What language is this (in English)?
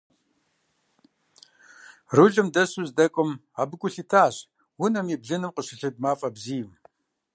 Kabardian